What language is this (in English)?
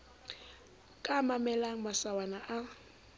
Southern Sotho